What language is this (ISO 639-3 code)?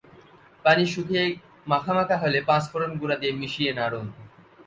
ben